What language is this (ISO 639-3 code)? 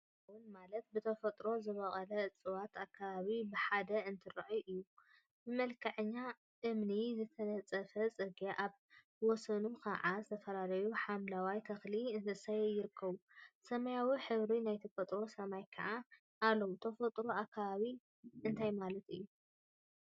tir